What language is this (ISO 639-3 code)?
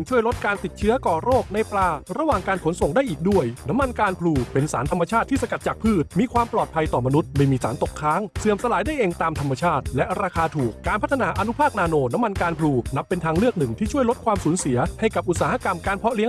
tha